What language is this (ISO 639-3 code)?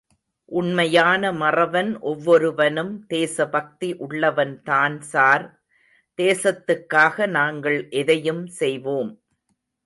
tam